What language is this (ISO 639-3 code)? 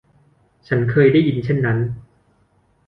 tha